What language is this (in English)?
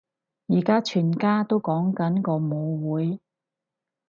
Cantonese